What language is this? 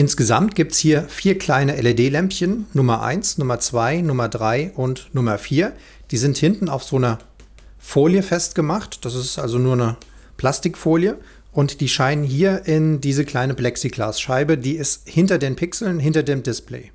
German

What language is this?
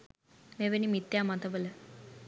Sinhala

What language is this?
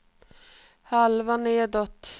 Swedish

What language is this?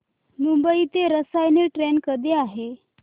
Marathi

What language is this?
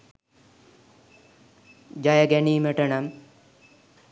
Sinhala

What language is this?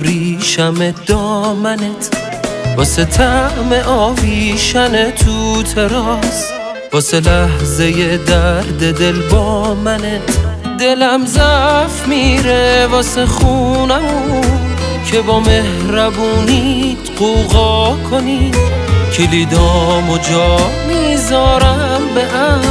Persian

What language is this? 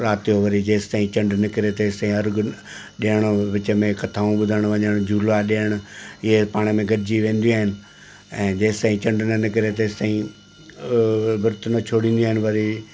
Sindhi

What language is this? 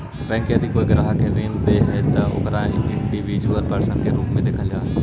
Magahi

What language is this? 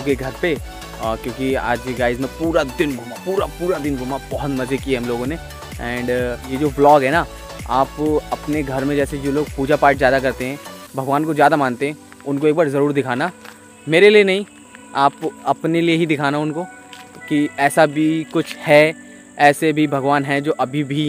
Hindi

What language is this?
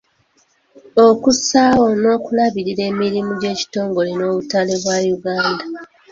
Ganda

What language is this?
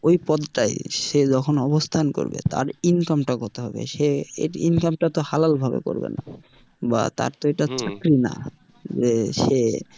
Bangla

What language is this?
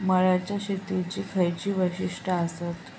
Marathi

